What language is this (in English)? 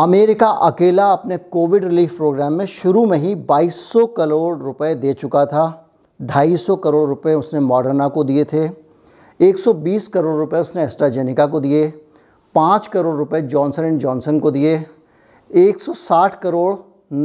Hindi